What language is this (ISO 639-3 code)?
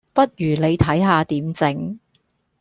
yue